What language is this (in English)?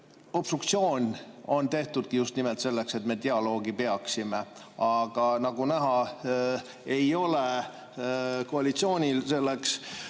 Estonian